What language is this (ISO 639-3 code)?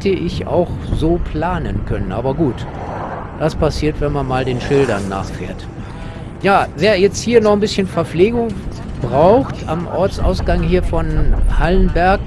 deu